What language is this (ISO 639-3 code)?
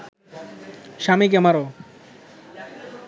ben